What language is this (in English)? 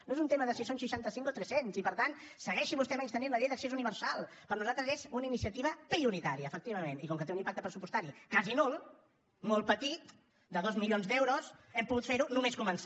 Catalan